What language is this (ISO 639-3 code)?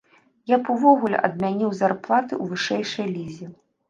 bel